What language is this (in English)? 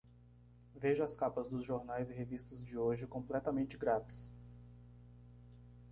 Portuguese